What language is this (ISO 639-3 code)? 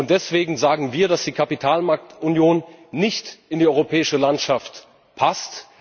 deu